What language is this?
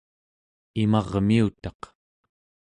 Central Yupik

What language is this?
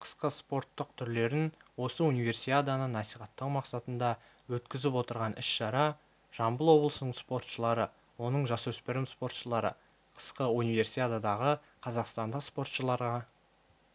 Kazakh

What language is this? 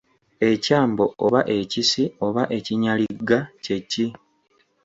Ganda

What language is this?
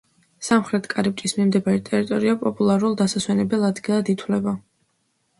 Georgian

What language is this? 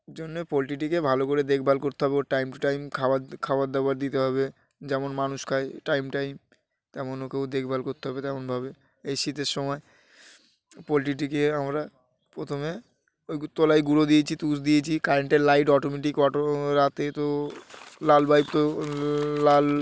Bangla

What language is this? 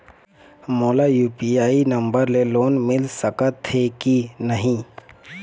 Chhattisgarhi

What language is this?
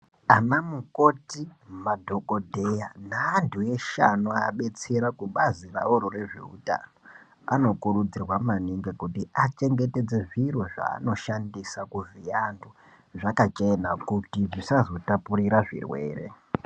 Ndau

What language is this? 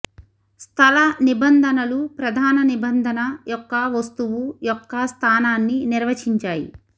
Telugu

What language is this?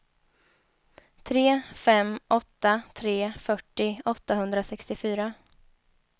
Swedish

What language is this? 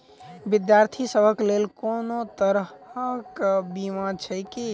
Maithili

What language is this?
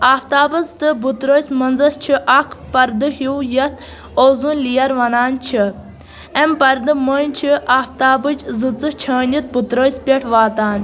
Kashmiri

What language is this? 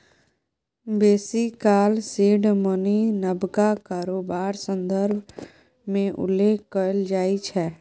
Maithili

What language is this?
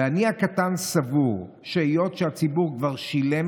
Hebrew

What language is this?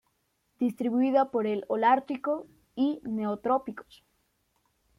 Spanish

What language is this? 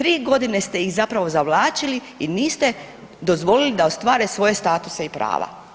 Croatian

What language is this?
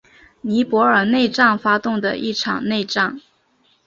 Chinese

